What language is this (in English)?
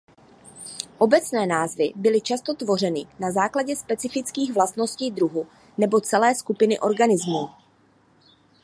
Czech